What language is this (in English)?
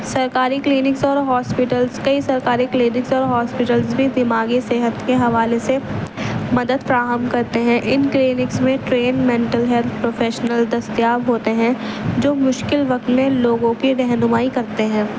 Urdu